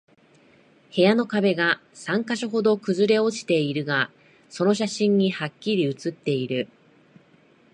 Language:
Japanese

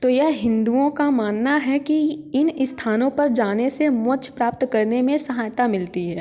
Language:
Hindi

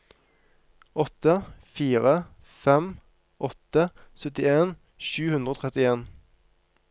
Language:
Norwegian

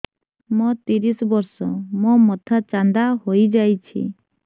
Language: Odia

